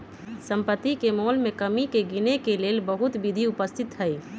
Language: Magahi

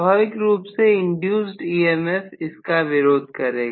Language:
Hindi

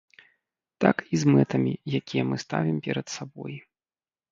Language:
Belarusian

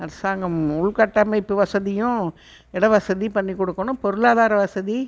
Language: Tamil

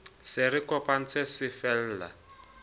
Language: Southern Sotho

